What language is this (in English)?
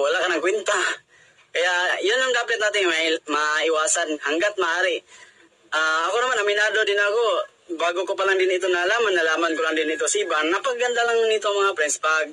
Filipino